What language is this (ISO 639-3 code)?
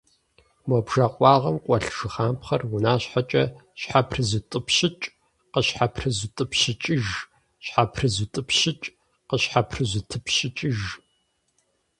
kbd